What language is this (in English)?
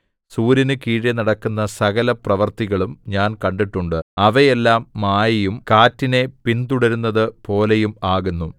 Malayalam